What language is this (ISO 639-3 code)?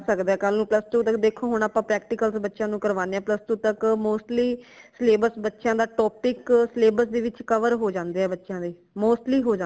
pan